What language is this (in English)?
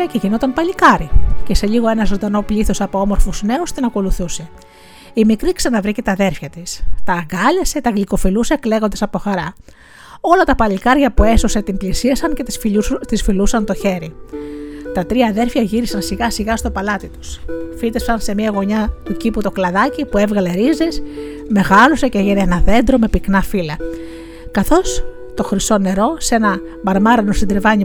Greek